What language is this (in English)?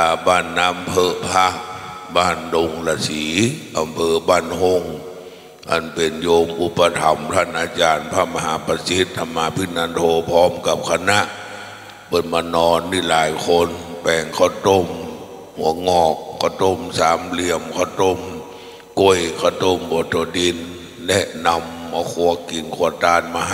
Thai